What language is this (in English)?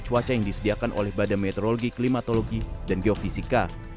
Indonesian